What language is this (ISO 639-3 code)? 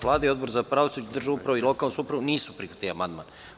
srp